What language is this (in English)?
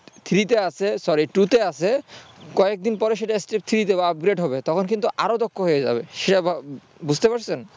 Bangla